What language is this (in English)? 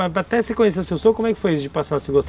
Portuguese